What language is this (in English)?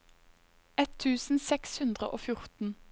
Norwegian